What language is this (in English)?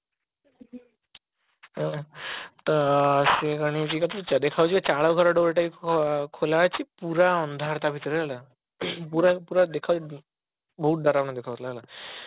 Odia